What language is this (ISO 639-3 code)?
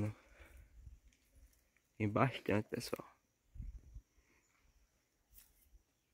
por